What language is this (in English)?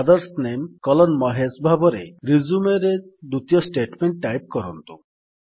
Odia